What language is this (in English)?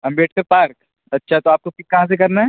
Urdu